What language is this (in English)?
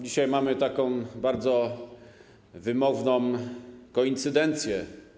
Polish